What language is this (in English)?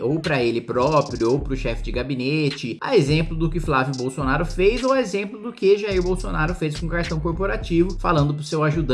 Portuguese